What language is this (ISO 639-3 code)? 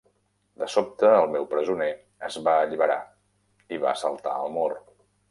cat